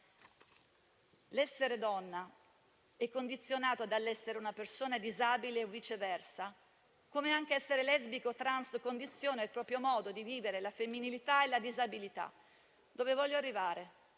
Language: Italian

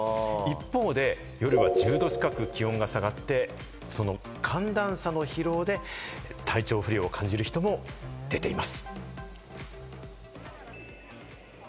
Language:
Japanese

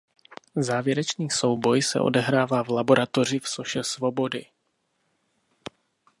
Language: Czech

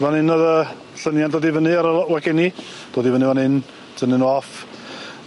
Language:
Welsh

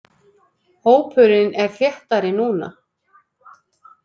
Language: Icelandic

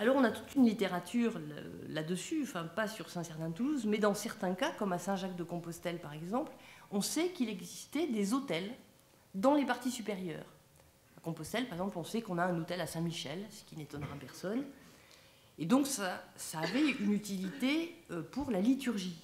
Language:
French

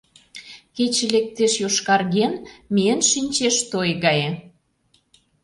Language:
Mari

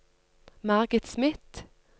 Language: Norwegian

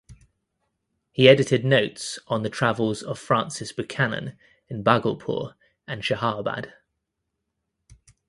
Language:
English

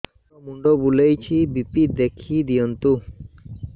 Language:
Odia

